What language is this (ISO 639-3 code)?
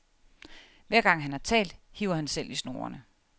dan